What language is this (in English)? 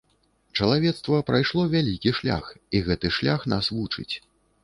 Belarusian